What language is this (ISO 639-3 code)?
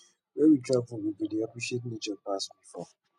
pcm